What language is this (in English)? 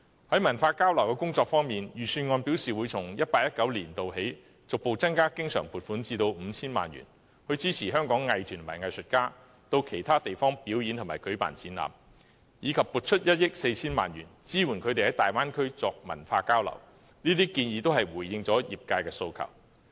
Cantonese